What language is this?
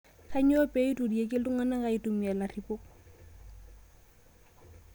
Masai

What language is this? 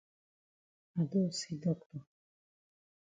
Cameroon Pidgin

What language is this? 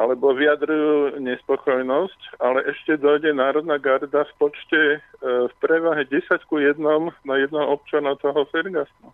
Slovak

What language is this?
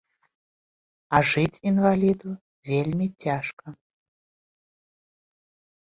Belarusian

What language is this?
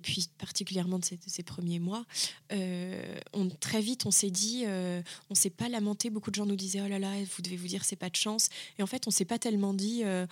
French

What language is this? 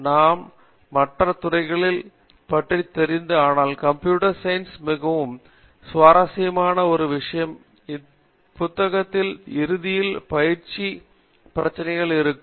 Tamil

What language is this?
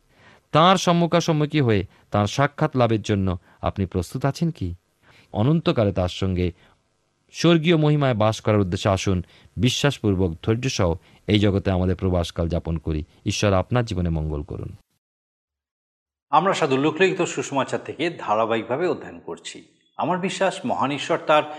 Bangla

